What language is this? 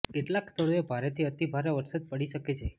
Gujarati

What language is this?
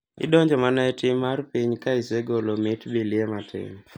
Luo (Kenya and Tanzania)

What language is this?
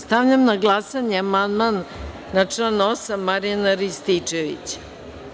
Serbian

